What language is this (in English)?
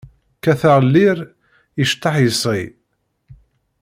Kabyle